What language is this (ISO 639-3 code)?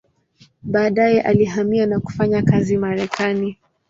swa